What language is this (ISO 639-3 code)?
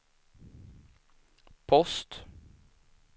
swe